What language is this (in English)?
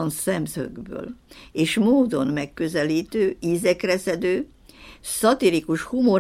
Hungarian